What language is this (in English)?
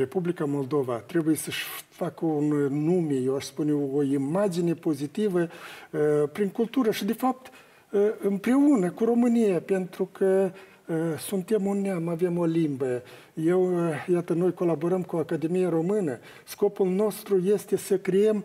Romanian